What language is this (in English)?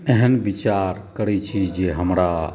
Maithili